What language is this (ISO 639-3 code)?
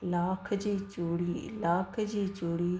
snd